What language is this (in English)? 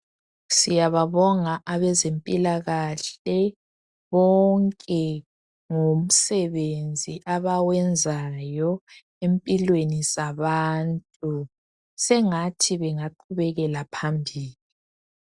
North Ndebele